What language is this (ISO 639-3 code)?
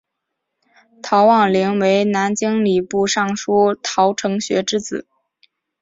zho